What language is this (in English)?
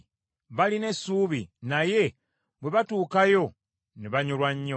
Ganda